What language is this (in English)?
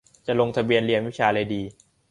Thai